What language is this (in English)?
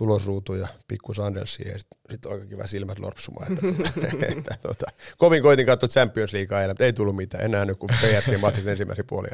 Finnish